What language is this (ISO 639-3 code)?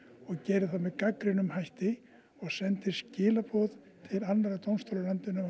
isl